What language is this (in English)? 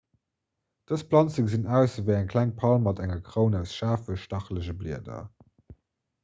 Luxembourgish